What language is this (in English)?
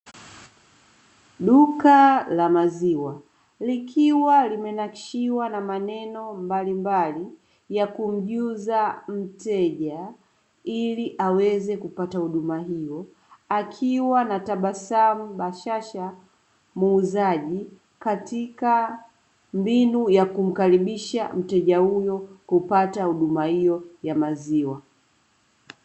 Swahili